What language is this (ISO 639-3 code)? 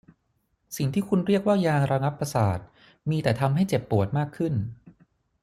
tha